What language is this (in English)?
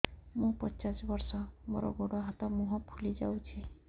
Odia